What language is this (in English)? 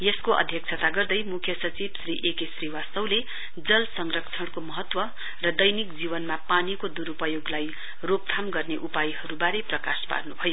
Nepali